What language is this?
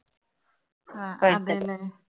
Malayalam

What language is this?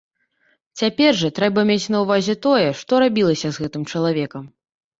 Belarusian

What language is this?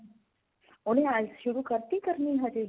Punjabi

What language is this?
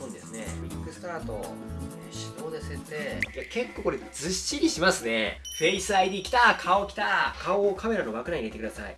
Japanese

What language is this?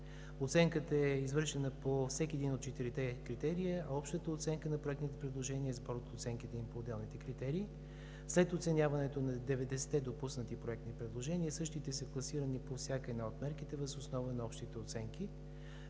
Bulgarian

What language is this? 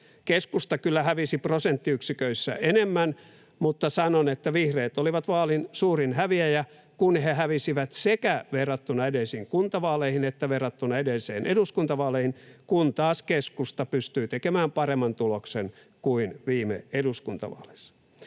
Finnish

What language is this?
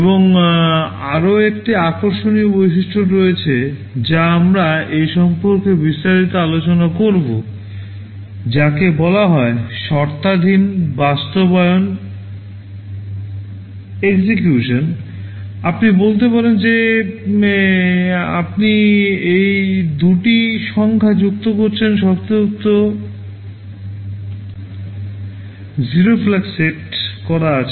Bangla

